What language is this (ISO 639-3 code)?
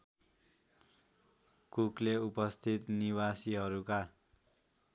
nep